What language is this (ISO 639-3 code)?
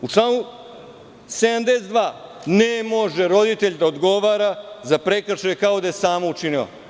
srp